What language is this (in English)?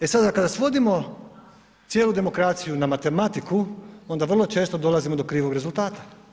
Croatian